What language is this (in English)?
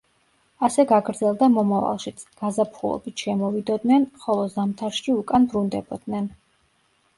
Georgian